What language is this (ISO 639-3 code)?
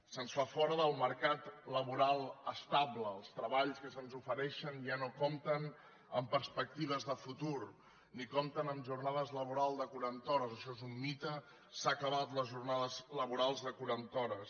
cat